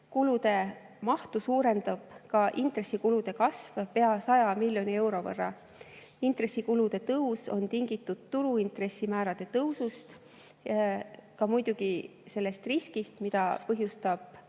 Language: Estonian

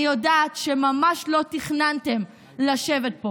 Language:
Hebrew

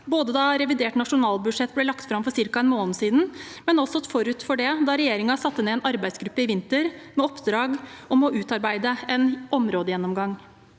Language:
Norwegian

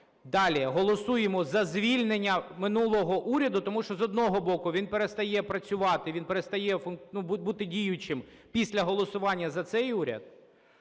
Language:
Ukrainian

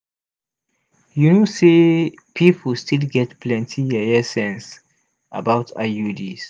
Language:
Nigerian Pidgin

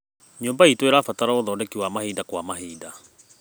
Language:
Kikuyu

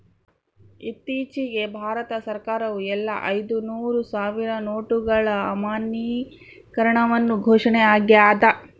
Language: Kannada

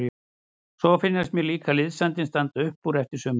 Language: Icelandic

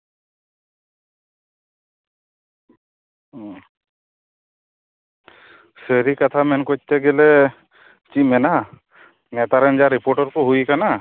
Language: Santali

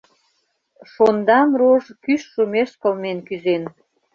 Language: Mari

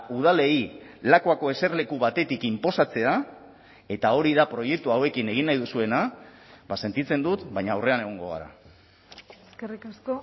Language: Basque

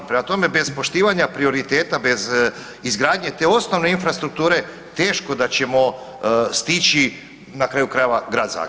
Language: Croatian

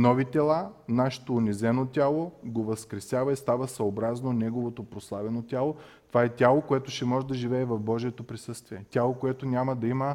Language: Bulgarian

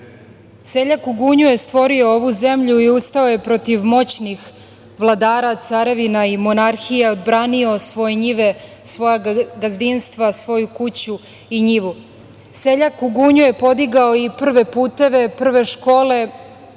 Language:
Serbian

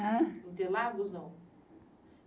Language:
Portuguese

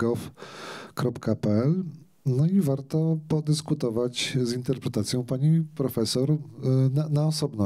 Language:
Polish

